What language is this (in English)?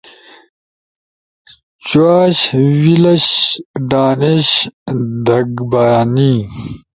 Ushojo